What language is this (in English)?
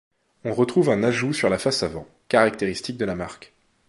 French